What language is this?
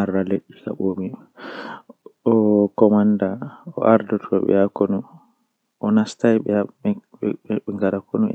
Western Niger Fulfulde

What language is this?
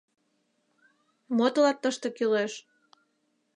Mari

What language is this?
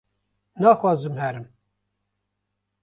Kurdish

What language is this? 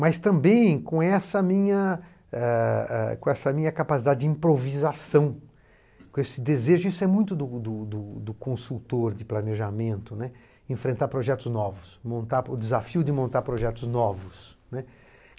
Portuguese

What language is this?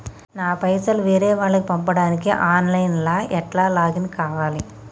Telugu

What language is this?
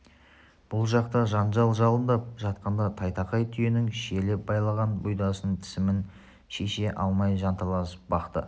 Kazakh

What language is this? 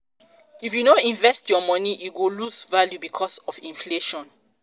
Nigerian Pidgin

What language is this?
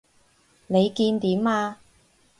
Cantonese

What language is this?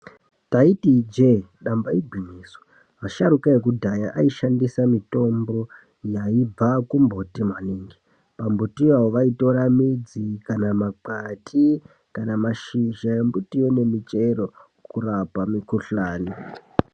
Ndau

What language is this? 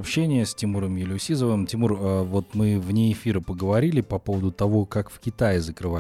Russian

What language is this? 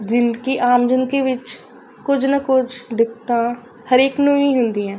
Punjabi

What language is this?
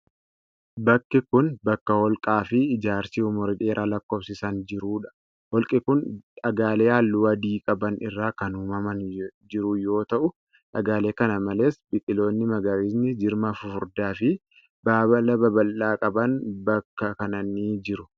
Oromo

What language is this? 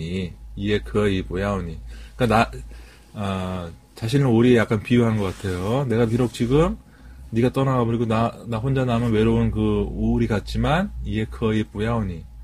Korean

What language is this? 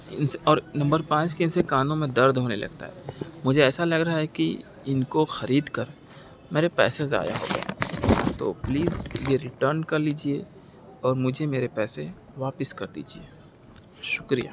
Urdu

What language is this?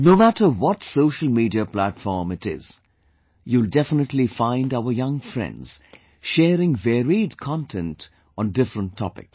English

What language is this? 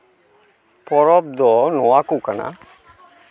Santali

